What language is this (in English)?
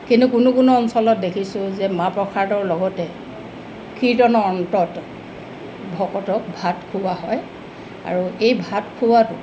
Assamese